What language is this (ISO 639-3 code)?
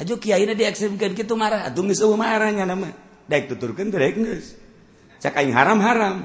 ind